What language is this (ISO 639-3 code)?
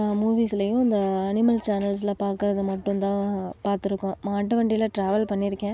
tam